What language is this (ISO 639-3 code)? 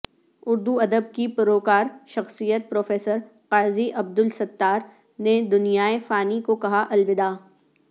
urd